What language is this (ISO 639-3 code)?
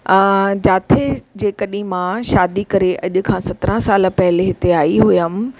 snd